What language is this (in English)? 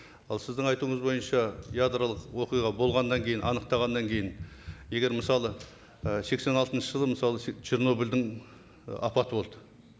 Kazakh